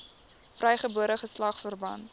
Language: Afrikaans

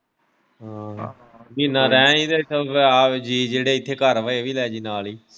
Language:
Punjabi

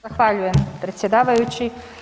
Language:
Croatian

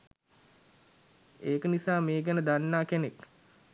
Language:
Sinhala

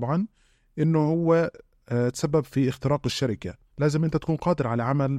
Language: Arabic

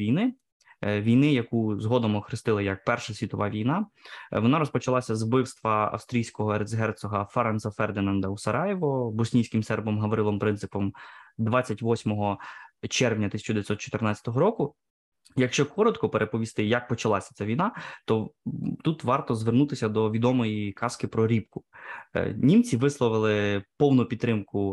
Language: Ukrainian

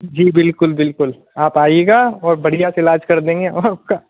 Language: Hindi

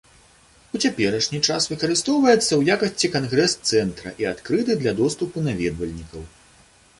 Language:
Belarusian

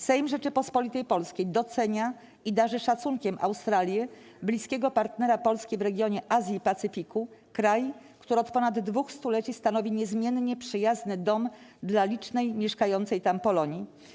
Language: Polish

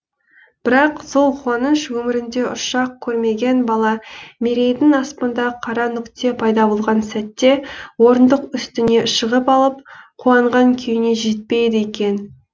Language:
Kazakh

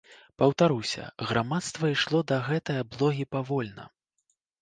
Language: Belarusian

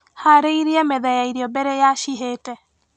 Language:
Kikuyu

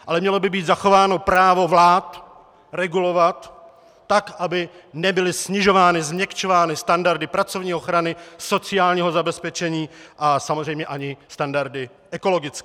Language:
Czech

